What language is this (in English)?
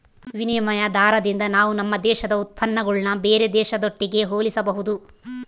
Kannada